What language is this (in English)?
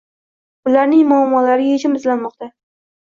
Uzbek